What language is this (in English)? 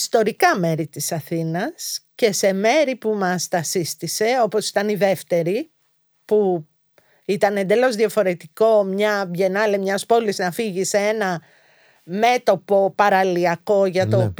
Greek